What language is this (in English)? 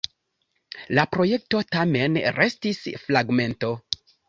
Esperanto